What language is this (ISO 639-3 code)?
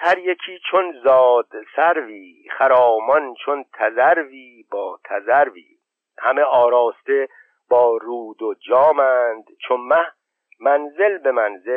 fas